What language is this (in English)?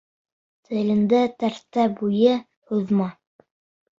Bashkir